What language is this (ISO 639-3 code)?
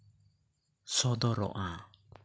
sat